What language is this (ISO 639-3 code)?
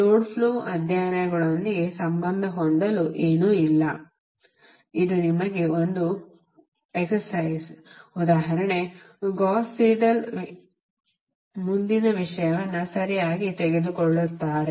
kan